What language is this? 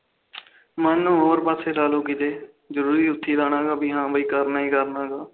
Punjabi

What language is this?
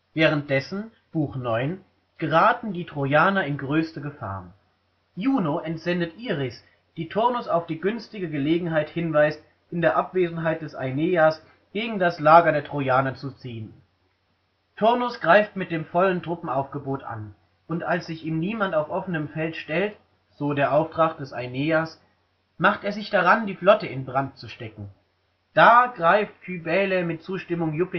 German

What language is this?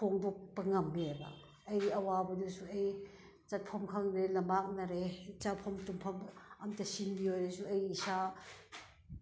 Manipuri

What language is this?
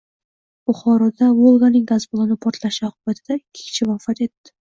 Uzbek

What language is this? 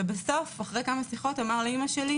Hebrew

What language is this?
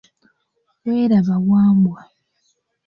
Ganda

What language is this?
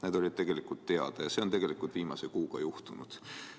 Estonian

